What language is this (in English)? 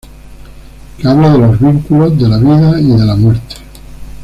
Spanish